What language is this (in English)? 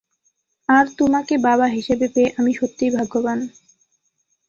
Bangla